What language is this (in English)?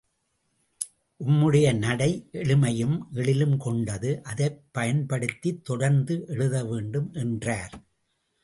Tamil